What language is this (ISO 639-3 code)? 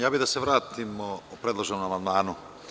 srp